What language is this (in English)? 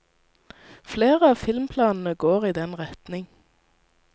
Norwegian